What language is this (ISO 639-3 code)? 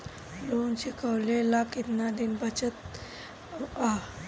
bho